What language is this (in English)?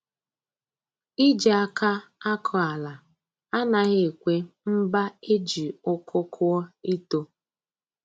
Igbo